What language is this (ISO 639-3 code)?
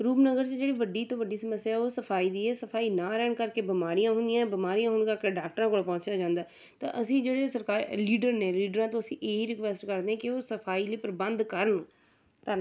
pan